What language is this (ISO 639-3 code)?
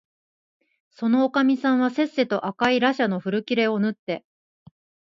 jpn